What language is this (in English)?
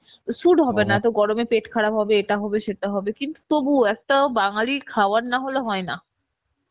Bangla